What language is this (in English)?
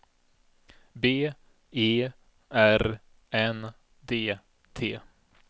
Swedish